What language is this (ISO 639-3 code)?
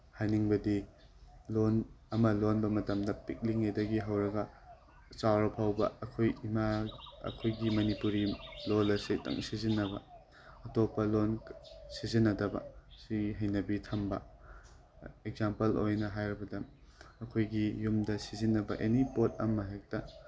mni